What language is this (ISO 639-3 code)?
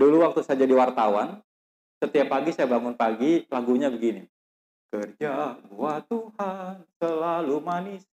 ind